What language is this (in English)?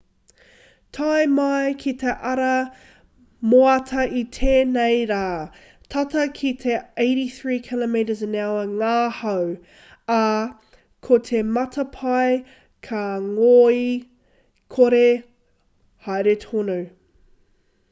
Māori